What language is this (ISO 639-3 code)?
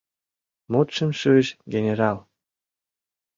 chm